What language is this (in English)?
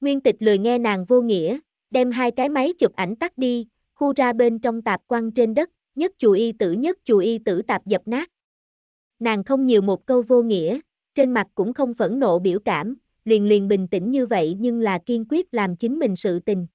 Vietnamese